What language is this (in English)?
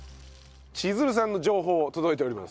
Japanese